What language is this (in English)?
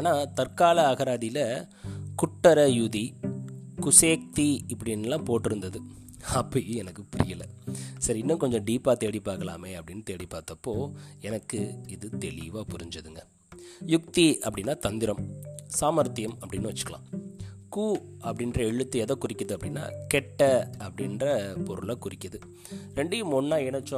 Tamil